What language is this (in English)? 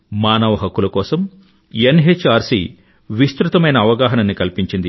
Telugu